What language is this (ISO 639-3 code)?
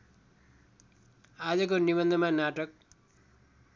nep